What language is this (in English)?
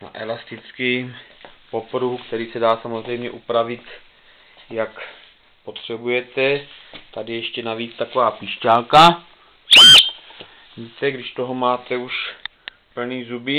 Czech